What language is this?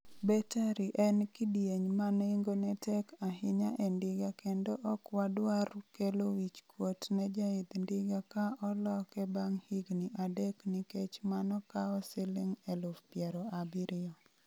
Luo (Kenya and Tanzania)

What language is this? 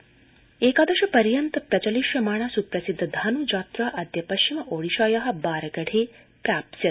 Sanskrit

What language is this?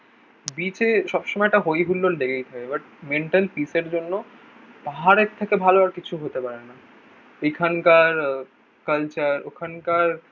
Bangla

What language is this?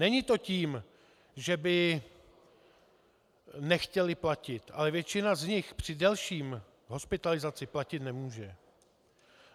Czech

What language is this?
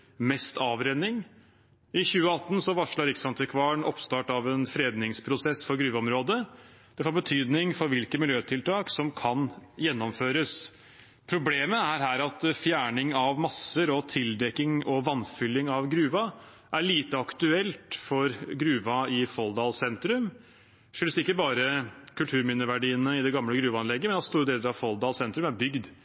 Norwegian Bokmål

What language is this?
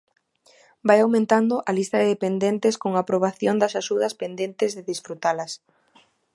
Galician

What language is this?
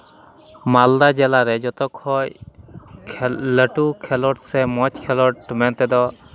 Santali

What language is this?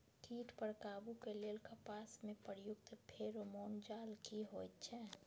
Maithili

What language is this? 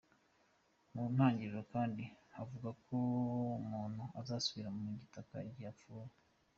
Kinyarwanda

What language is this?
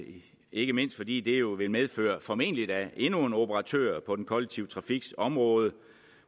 Danish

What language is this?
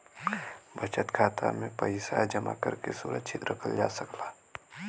Bhojpuri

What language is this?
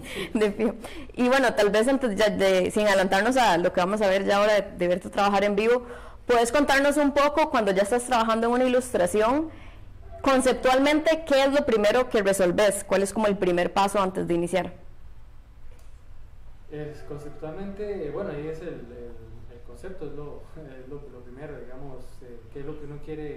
Spanish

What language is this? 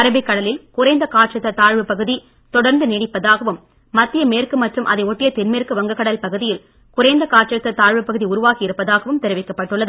Tamil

